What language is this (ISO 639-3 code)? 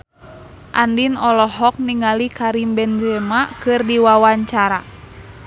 sun